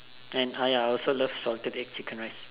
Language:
English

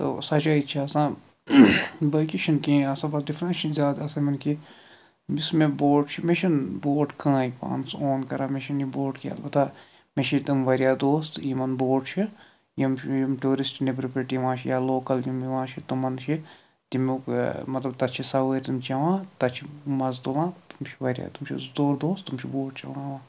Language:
Kashmiri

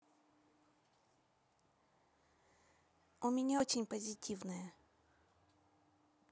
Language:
Russian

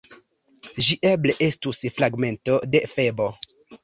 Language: Esperanto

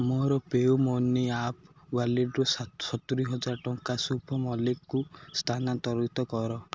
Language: Odia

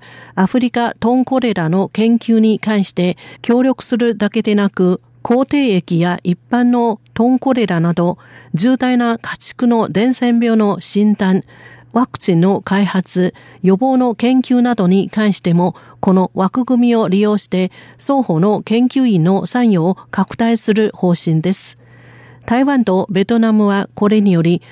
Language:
Japanese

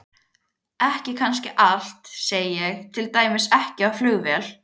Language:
Icelandic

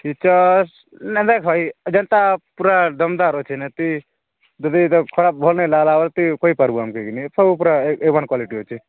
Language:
Odia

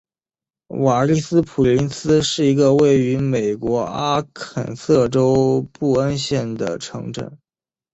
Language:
Chinese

